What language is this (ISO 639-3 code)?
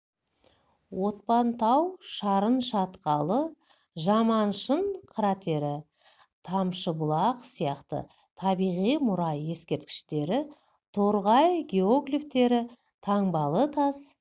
kaz